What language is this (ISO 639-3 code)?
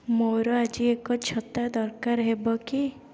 ori